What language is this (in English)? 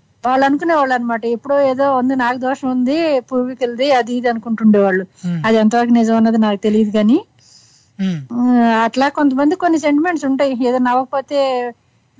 Telugu